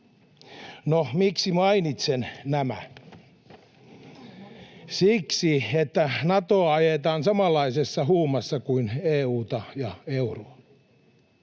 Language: Finnish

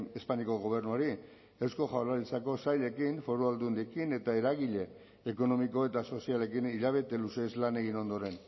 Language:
Basque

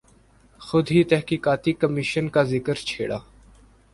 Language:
Urdu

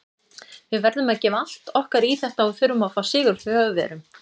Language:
Icelandic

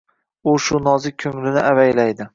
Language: Uzbek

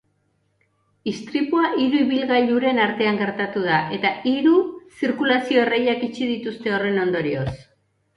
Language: Basque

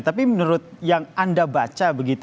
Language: Indonesian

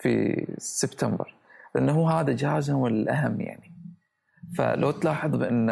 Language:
Arabic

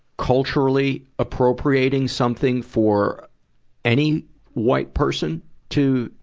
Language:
English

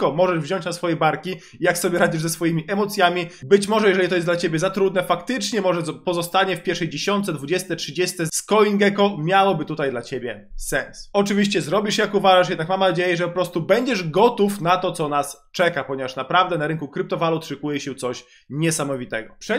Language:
Polish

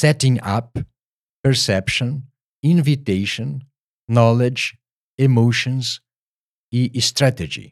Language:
Portuguese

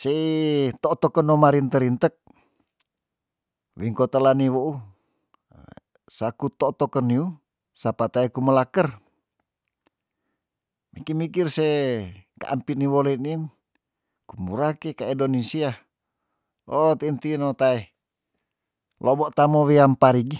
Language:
Tondano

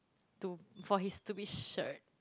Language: English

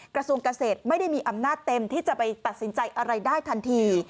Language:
Thai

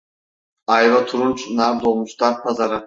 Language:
Turkish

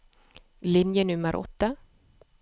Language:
Norwegian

